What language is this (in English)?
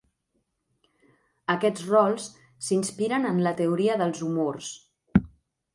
Catalan